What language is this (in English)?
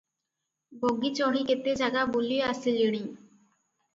Odia